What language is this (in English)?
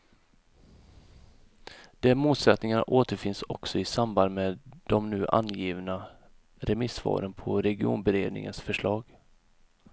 Swedish